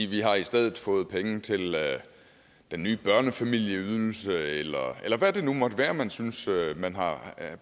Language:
Danish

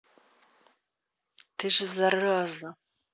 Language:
Russian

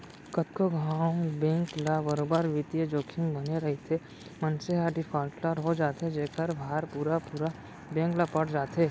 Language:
Chhattisgarhi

